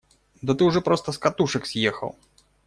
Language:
Russian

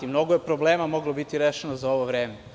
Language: Serbian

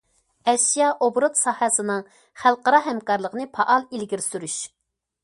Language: Uyghur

